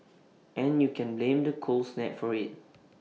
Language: English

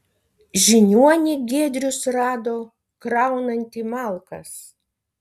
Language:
Lithuanian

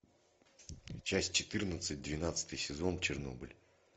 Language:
Russian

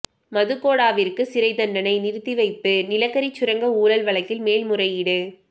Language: Tamil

